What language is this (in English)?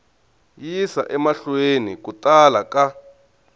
Tsonga